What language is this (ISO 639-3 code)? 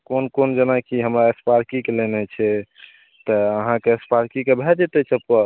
mai